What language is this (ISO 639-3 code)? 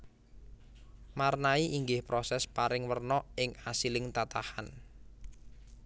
jav